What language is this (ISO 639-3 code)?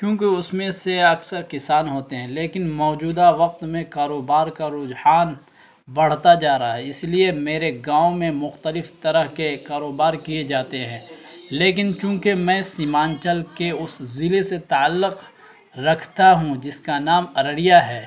urd